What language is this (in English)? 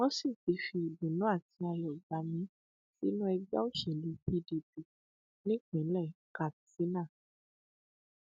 Yoruba